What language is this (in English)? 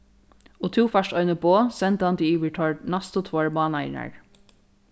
Faroese